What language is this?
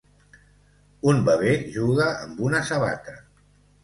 Catalan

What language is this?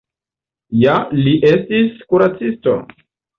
Esperanto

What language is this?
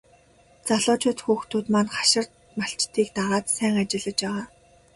Mongolian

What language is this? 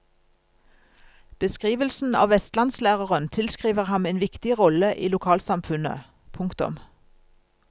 Norwegian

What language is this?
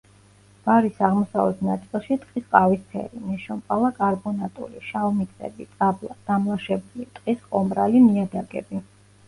Georgian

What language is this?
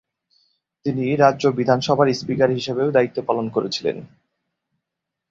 Bangla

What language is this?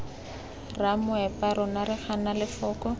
Tswana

